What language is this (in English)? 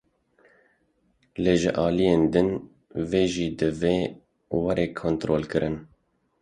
Kurdish